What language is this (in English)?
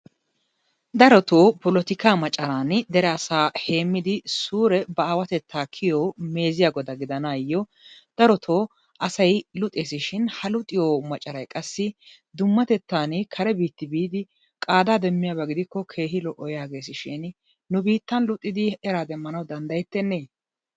Wolaytta